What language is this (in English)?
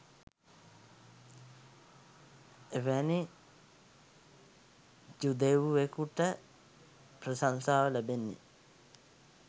Sinhala